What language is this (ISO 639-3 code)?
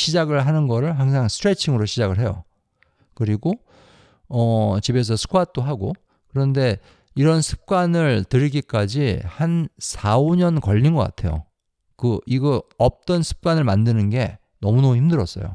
kor